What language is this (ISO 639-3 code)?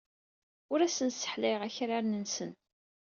kab